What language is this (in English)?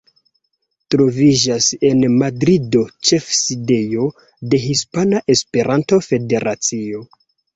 Esperanto